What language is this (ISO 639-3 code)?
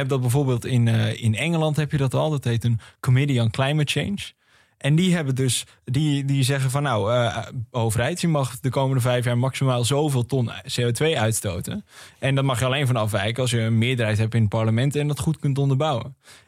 nld